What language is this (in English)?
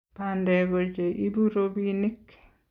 Kalenjin